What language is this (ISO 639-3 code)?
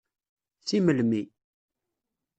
kab